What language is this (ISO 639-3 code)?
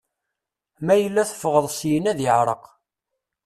kab